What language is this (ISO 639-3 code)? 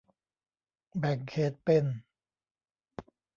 tha